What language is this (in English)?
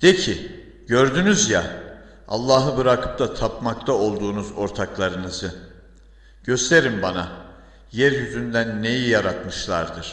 Turkish